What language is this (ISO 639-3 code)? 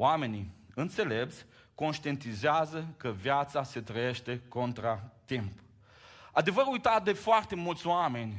ron